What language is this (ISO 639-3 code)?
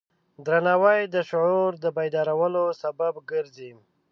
pus